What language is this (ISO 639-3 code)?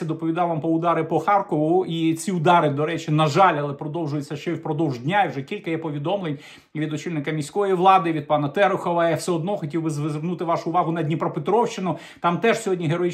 ukr